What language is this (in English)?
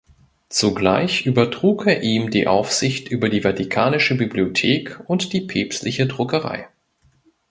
German